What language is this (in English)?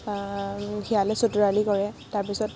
Assamese